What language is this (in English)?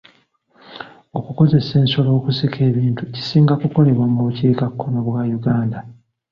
Ganda